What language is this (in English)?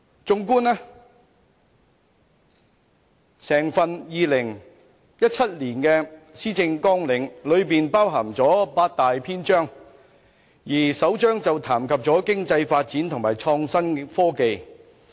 Cantonese